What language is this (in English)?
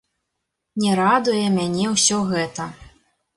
Belarusian